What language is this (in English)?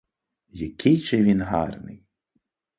Ukrainian